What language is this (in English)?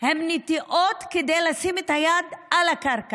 Hebrew